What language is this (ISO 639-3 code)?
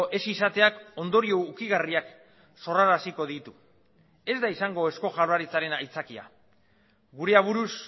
eus